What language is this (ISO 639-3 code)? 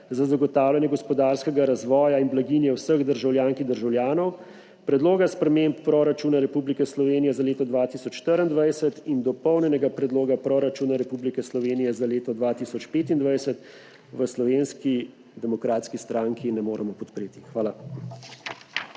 slv